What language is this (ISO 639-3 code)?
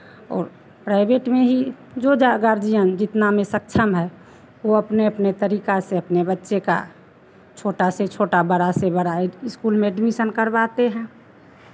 hin